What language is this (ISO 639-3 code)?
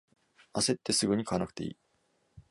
jpn